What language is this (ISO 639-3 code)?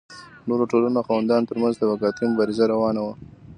pus